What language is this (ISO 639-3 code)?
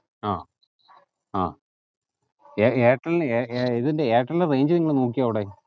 mal